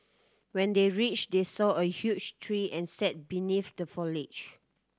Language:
English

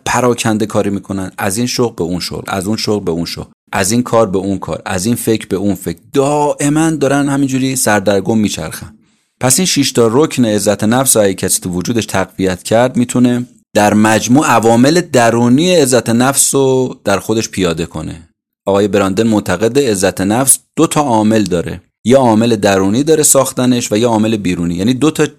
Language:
Persian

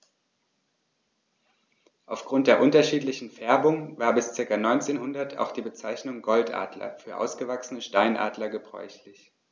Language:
German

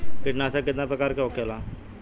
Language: Bhojpuri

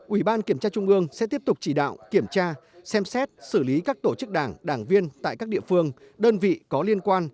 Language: Vietnamese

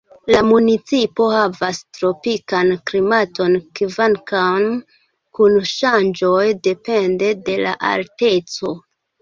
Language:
Esperanto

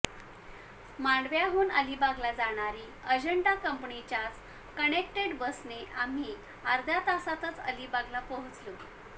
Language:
Marathi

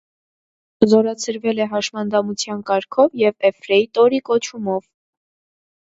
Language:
Armenian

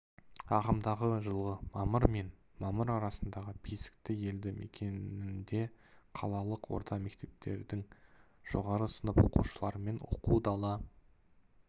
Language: Kazakh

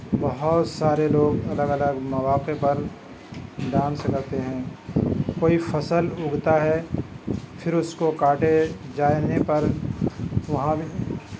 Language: Urdu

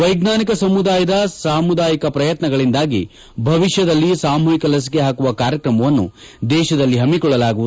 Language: Kannada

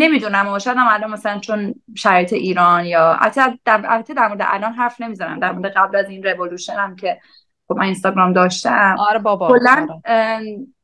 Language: Persian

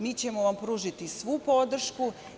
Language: Serbian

